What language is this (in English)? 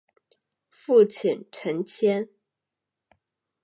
Chinese